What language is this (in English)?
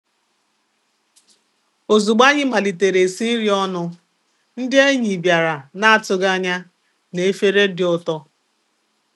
Igbo